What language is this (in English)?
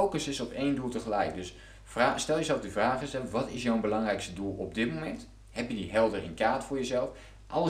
Dutch